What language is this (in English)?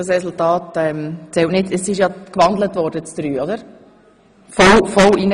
Swiss German